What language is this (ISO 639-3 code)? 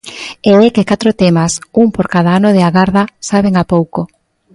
glg